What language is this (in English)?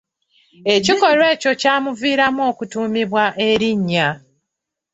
Ganda